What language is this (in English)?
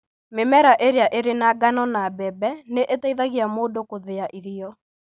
Kikuyu